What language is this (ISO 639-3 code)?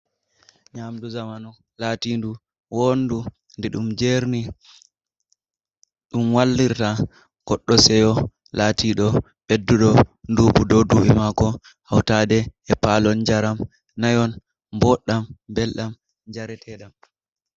ful